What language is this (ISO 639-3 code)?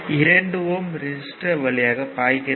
tam